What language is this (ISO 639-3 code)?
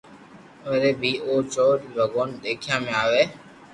lrk